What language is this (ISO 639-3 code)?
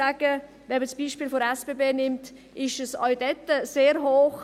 gsw